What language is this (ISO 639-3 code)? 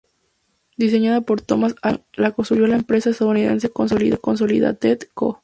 spa